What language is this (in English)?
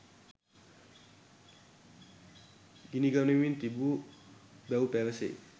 Sinhala